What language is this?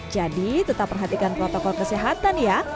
Indonesian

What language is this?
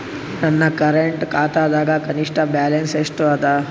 Kannada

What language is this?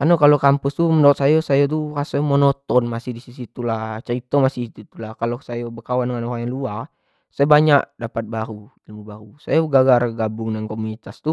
Jambi Malay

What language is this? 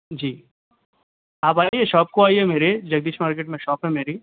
Urdu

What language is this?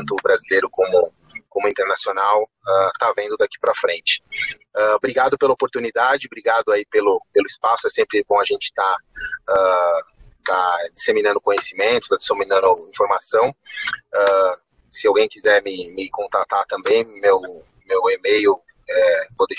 Portuguese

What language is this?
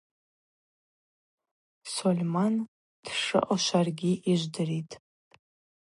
Abaza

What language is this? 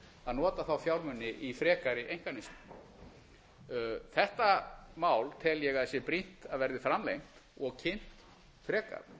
Icelandic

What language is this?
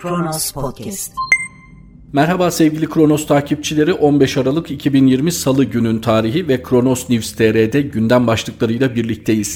Turkish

